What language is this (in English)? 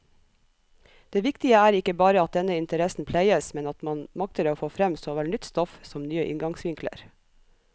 Norwegian